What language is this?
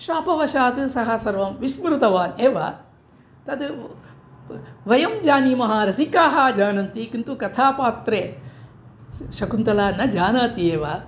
Sanskrit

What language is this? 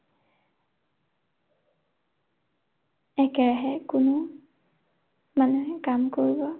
Assamese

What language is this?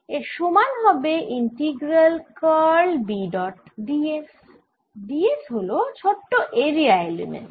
Bangla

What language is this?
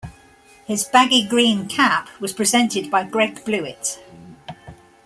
English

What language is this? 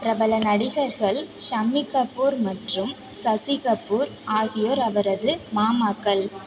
Tamil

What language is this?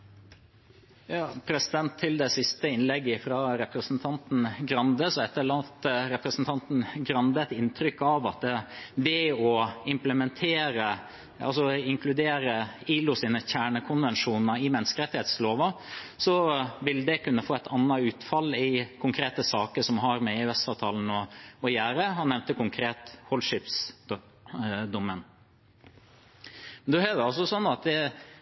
Norwegian Bokmål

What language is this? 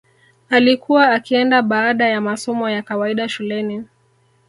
Swahili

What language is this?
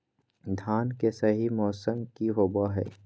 Magahi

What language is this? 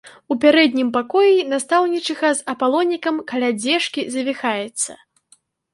Belarusian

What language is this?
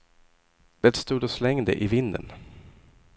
Swedish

